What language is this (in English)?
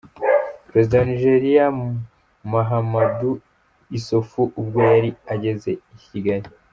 Kinyarwanda